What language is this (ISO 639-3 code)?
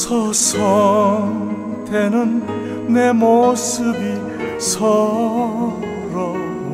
kor